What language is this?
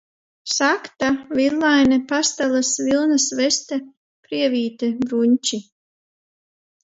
Latvian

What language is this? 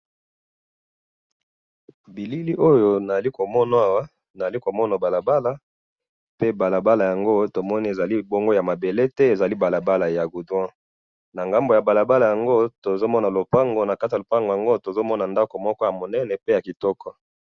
Lingala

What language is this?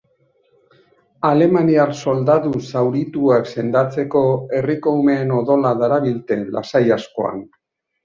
Basque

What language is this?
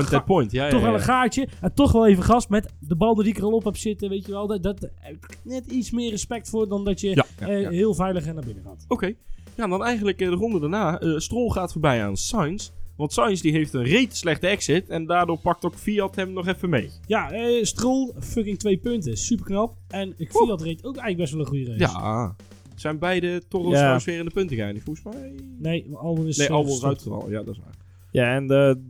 Dutch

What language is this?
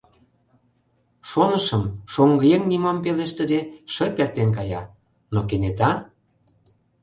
Mari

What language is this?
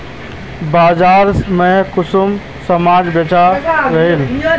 Magahi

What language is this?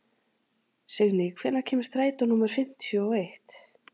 Icelandic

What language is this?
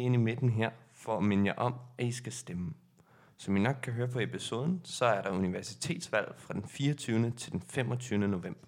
Danish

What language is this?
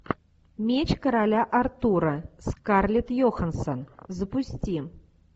Russian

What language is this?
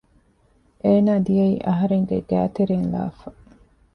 Divehi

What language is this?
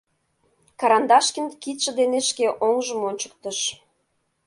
Mari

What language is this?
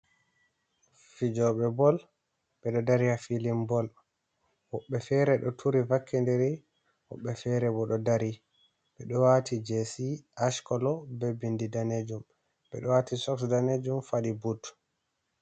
Fula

